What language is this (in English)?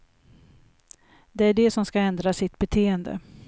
Swedish